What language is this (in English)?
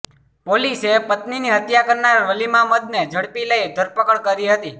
Gujarati